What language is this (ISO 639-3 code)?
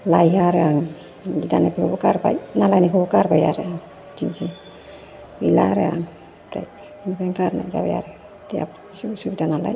brx